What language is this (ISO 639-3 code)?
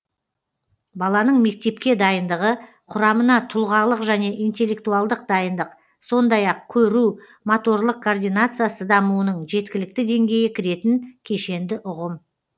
kaz